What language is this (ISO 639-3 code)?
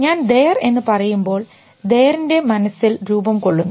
mal